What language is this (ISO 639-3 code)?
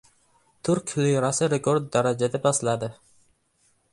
uzb